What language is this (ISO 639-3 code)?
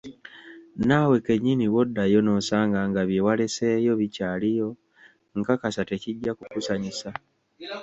lug